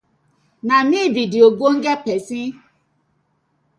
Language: Nigerian Pidgin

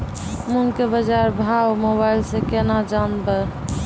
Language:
Maithili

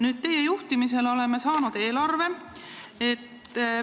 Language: Estonian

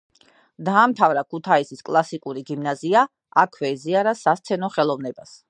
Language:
Georgian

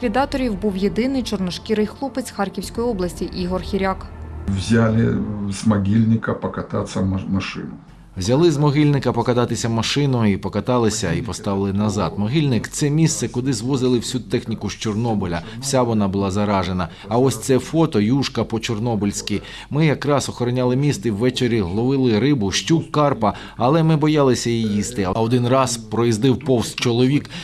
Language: Ukrainian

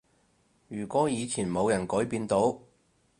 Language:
Cantonese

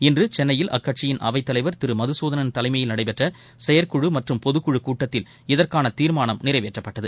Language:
Tamil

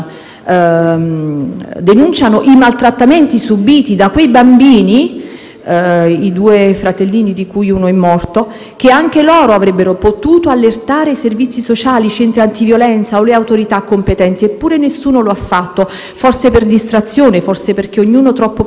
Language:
Italian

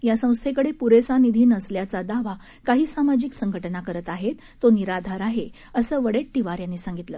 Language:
Marathi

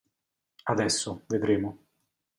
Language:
Italian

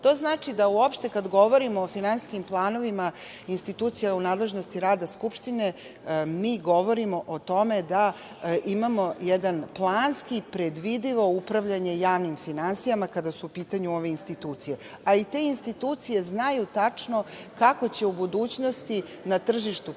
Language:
Serbian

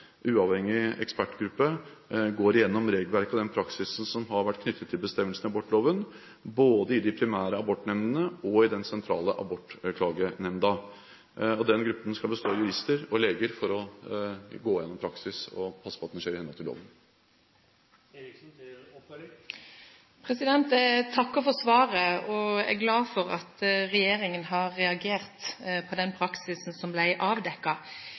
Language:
Norwegian Bokmål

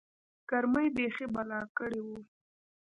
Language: Pashto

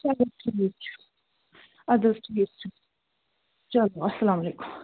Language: Kashmiri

